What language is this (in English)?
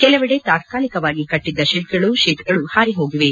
Kannada